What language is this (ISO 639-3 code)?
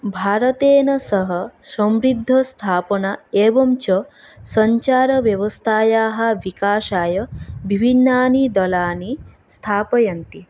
san